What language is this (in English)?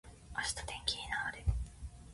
Japanese